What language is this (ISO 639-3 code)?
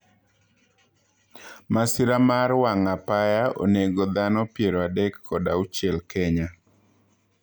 luo